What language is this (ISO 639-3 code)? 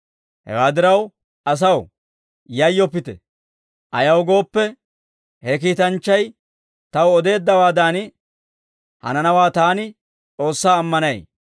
dwr